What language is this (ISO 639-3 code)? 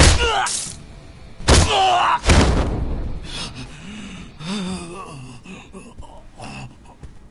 jpn